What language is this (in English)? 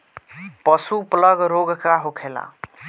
Bhojpuri